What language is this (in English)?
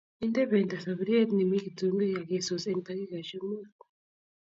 Kalenjin